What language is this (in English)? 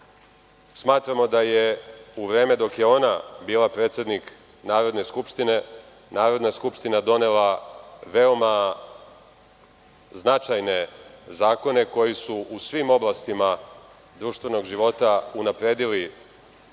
Serbian